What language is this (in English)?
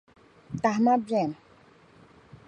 Dagbani